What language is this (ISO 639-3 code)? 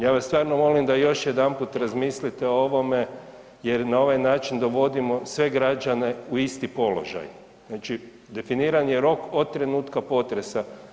hrv